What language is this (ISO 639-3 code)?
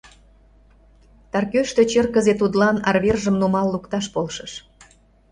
chm